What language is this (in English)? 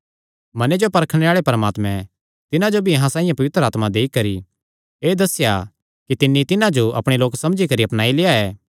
Kangri